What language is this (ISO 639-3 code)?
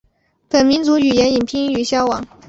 zho